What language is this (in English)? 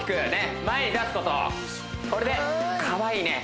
Japanese